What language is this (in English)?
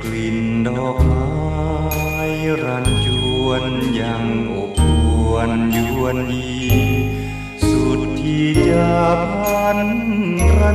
Thai